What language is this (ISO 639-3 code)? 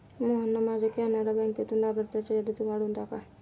mar